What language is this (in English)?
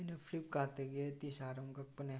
Manipuri